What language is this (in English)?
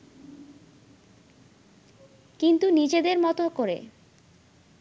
Bangla